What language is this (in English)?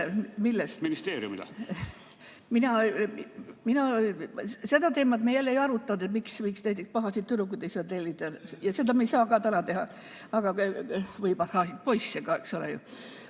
Estonian